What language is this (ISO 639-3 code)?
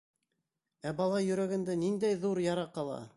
bak